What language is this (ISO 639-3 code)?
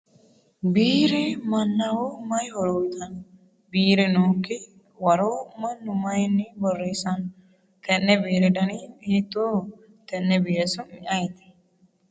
sid